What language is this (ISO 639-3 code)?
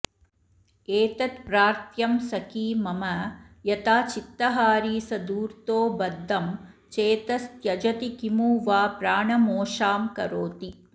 san